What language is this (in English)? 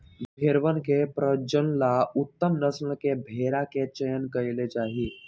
Magahi